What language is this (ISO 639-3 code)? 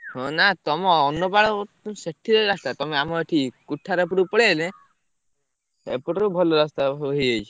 ori